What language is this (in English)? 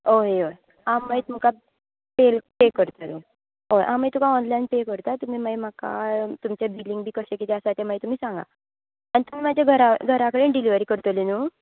Konkani